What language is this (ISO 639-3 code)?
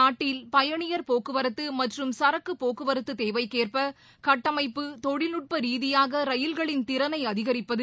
tam